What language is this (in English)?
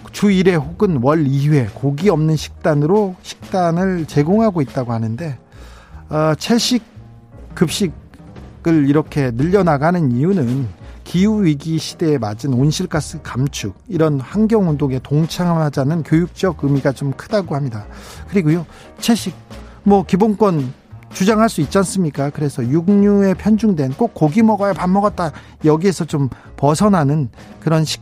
Korean